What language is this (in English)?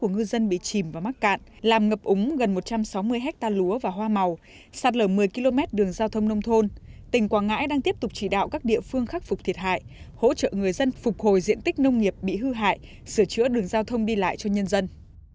Vietnamese